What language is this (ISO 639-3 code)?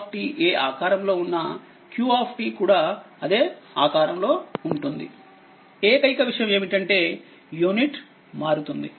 tel